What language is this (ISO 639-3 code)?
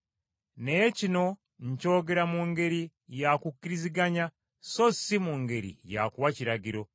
lug